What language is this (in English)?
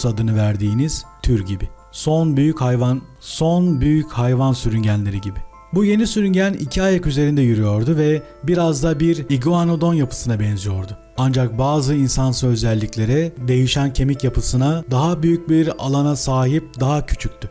Turkish